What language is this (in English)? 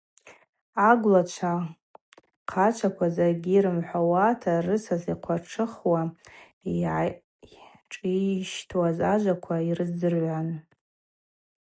Abaza